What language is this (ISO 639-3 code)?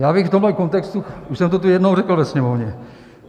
ces